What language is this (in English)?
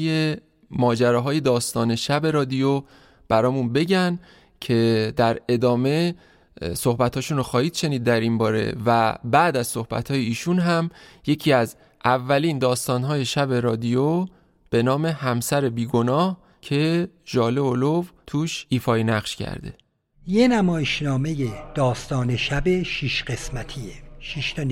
Persian